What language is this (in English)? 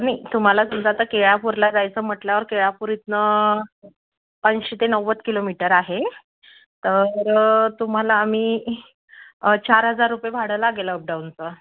Marathi